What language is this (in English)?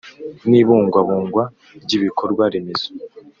Kinyarwanda